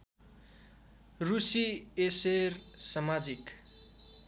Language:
Nepali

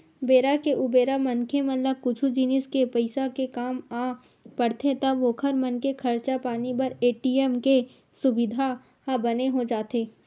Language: Chhattisgarhi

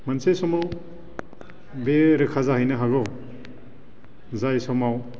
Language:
Bodo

